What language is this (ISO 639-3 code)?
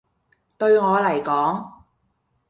yue